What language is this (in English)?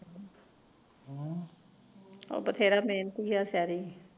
Punjabi